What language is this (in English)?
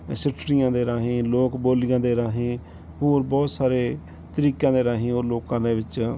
Punjabi